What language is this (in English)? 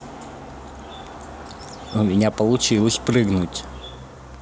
Russian